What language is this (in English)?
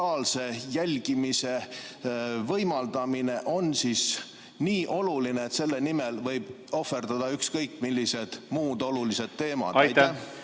Estonian